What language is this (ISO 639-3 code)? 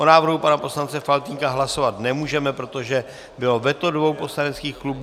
ces